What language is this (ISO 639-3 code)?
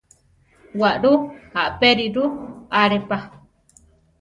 tar